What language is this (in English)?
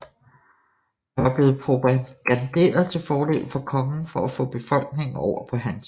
Danish